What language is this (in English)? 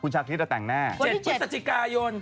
Thai